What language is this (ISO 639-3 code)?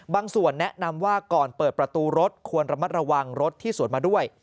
tha